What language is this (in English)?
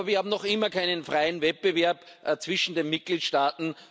German